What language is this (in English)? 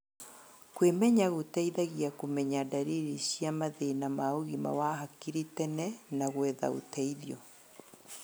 Kikuyu